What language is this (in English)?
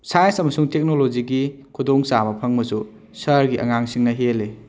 Manipuri